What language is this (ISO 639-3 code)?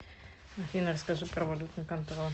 rus